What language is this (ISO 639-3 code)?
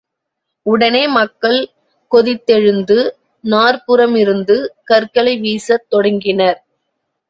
tam